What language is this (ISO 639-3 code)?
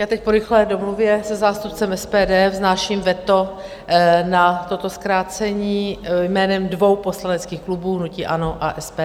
ces